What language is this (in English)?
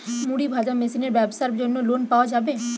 Bangla